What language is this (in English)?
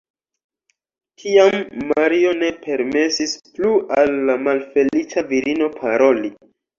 Esperanto